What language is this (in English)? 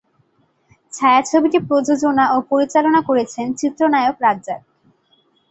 Bangla